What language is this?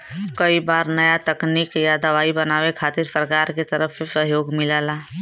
Bhojpuri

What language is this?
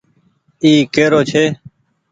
Goaria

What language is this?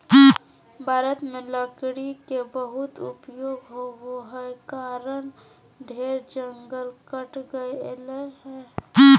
Magahi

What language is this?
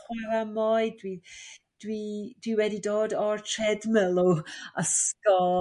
Welsh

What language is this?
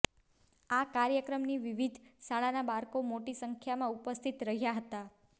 Gujarati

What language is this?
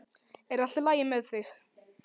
Icelandic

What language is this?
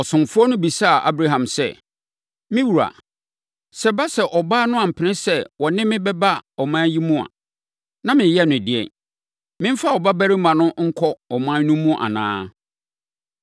Akan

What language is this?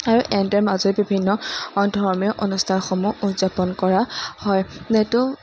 Assamese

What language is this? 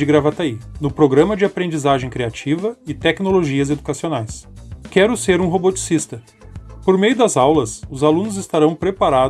Portuguese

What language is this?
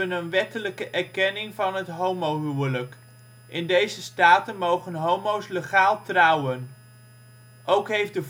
Dutch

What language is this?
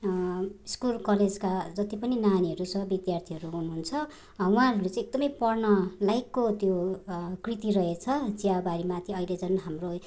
Nepali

